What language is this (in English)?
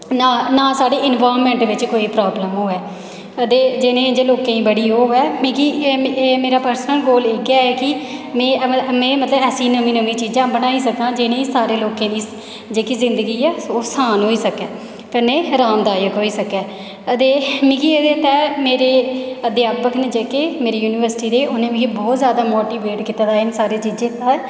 Dogri